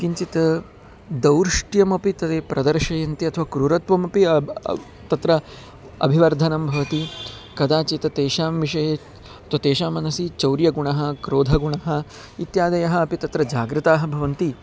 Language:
Sanskrit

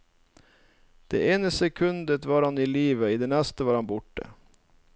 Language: Norwegian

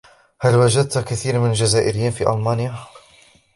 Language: Arabic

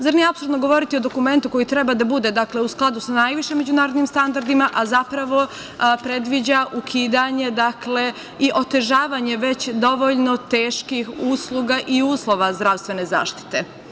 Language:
Serbian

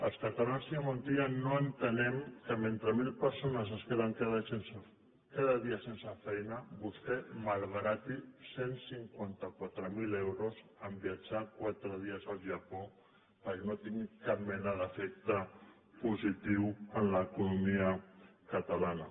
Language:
Catalan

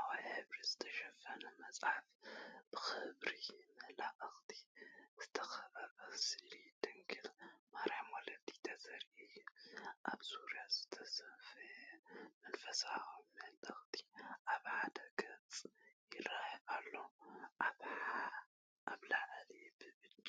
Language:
Tigrinya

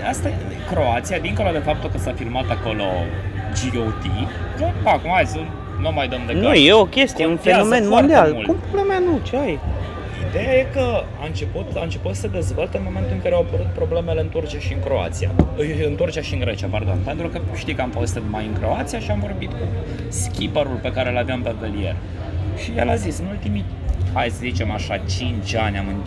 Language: Romanian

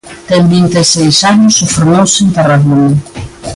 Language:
Galician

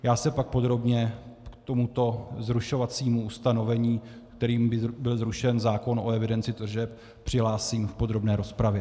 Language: Czech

